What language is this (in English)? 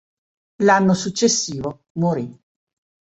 Italian